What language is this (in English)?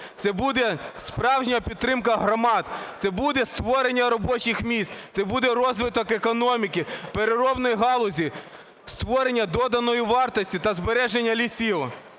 Ukrainian